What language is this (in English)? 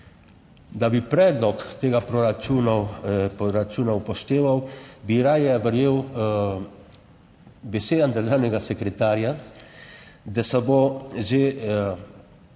Slovenian